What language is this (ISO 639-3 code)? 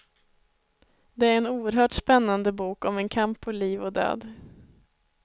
swe